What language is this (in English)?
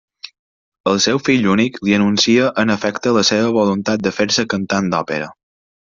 Catalan